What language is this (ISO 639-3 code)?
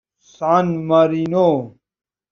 fas